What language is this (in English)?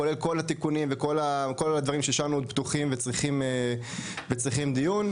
Hebrew